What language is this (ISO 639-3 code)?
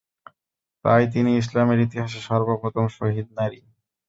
ben